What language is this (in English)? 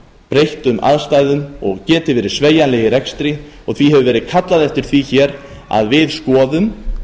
Icelandic